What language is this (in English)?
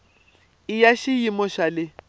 Tsonga